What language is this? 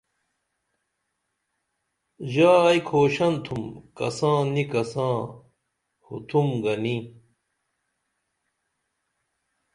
Dameli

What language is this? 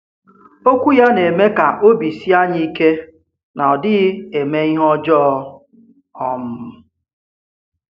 Igbo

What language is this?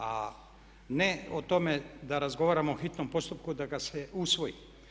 Croatian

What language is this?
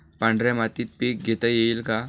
Marathi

